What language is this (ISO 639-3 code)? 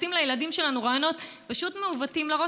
heb